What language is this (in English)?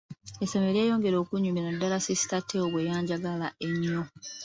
Ganda